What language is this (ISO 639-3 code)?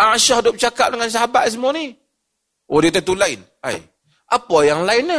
msa